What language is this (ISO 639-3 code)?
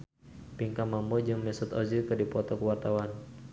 sun